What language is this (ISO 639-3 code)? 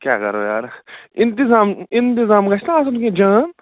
kas